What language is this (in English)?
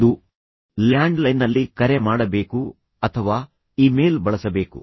Kannada